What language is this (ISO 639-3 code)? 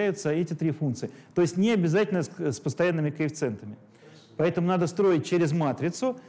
rus